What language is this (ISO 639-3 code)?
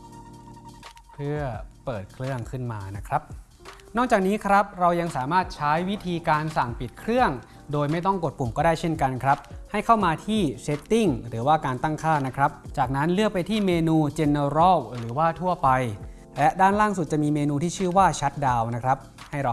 tha